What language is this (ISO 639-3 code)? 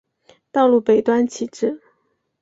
zho